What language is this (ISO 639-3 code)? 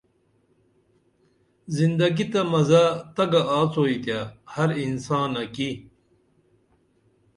dml